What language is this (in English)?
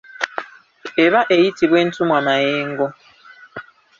Ganda